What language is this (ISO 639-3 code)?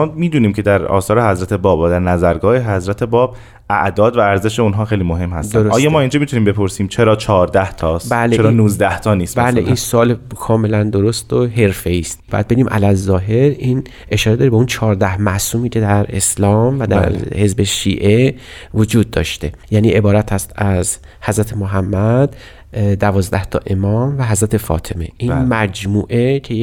fas